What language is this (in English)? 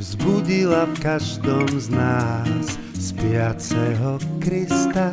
Slovak